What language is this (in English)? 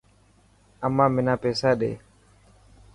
Dhatki